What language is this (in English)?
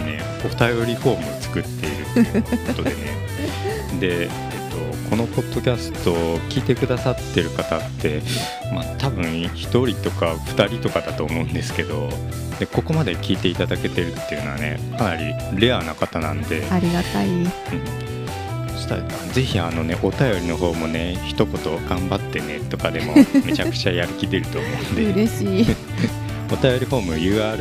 Japanese